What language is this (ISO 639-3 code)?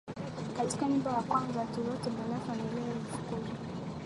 swa